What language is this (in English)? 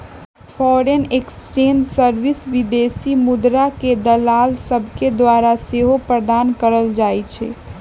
Magahi